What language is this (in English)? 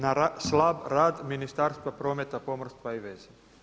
Croatian